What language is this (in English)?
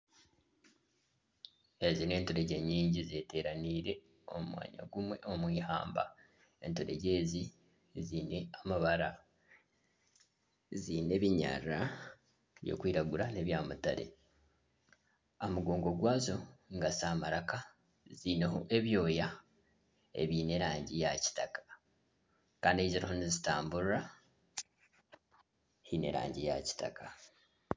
Nyankole